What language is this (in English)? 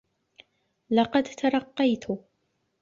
Arabic